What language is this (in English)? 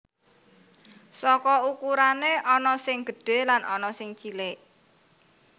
Javanese